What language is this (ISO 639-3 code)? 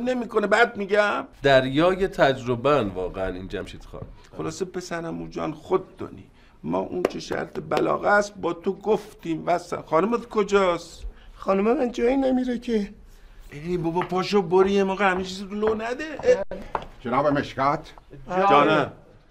fas